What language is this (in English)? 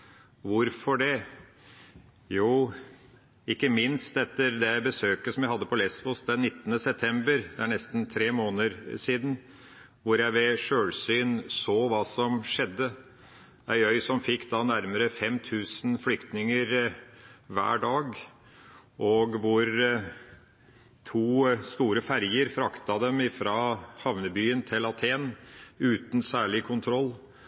Norwegian Bokmål